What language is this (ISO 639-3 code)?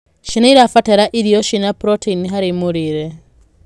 kik